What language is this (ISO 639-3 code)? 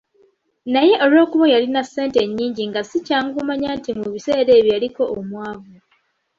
lug